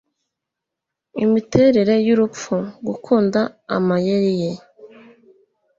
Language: Kinyarwanda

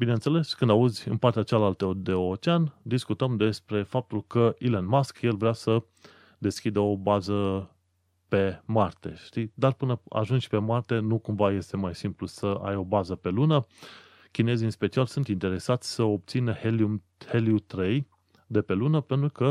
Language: Romanian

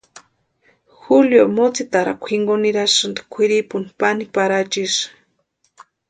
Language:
Western Highland Purepecha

